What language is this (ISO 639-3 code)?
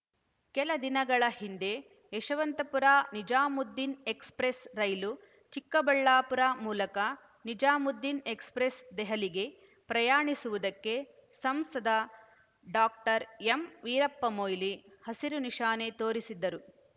kan